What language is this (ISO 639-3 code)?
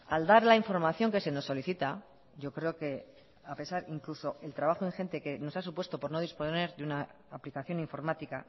spa